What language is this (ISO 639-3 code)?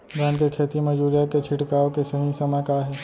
hne